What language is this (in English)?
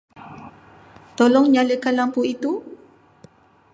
Malay